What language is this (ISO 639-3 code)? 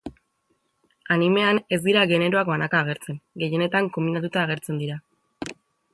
eus